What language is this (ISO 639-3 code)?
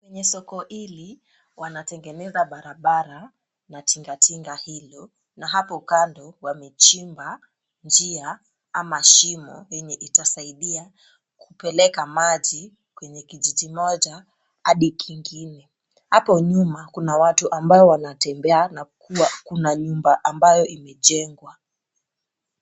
swa